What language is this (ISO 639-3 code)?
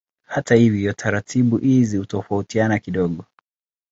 swa